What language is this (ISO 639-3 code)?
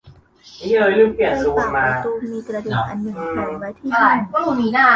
tha